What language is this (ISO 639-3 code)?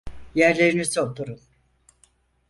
tur